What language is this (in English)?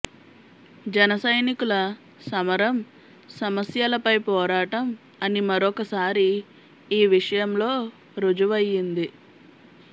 Telugu